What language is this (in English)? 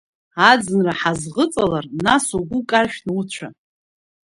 Abkhazian